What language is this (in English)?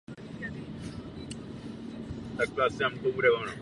Czech